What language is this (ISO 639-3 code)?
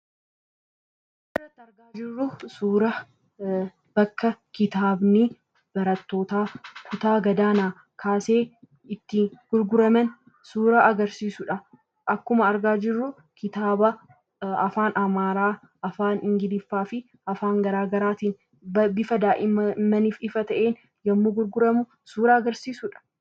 orm